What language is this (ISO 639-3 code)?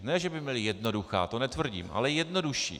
ces